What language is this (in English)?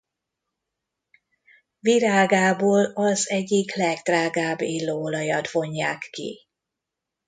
Hungarian